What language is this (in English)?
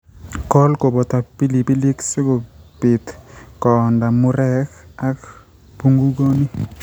Kalenjin